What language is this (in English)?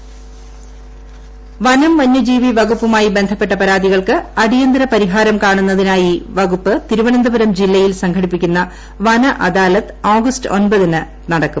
Malayalam